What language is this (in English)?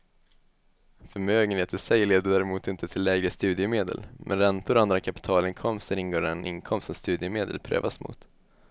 Swedish